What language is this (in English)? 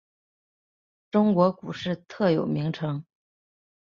Chinese